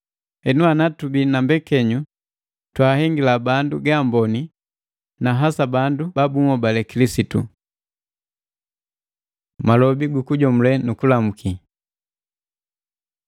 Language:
Matengo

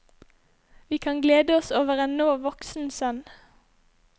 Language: Norwegian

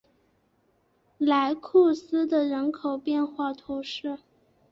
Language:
Chinese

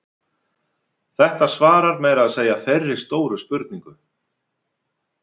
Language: Icelandic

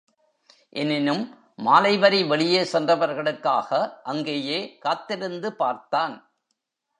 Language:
Tamil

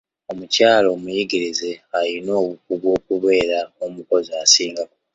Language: Ganda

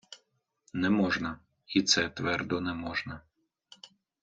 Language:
Ukrainian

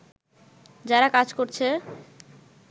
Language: Bangla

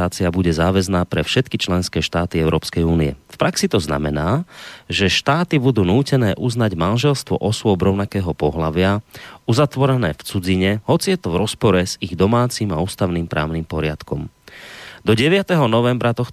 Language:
Slovak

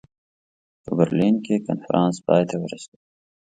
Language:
Pashto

